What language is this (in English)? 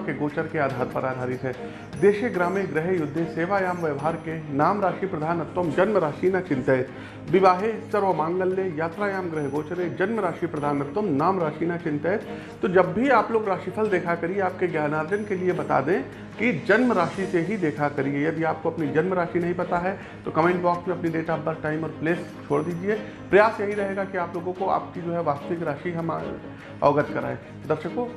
Hindi